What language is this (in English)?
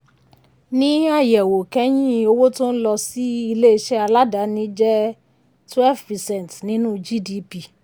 Yoruba